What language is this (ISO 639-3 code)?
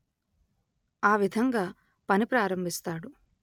tel